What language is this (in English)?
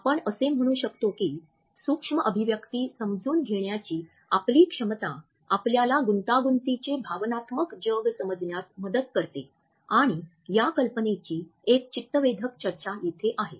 Marathi